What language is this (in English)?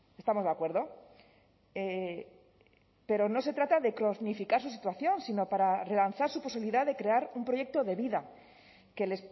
Spanish